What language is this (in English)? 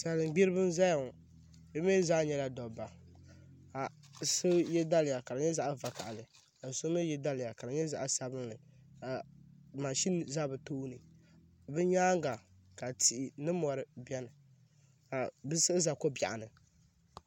Dagbani